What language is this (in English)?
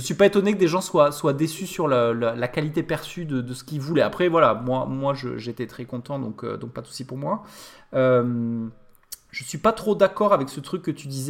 French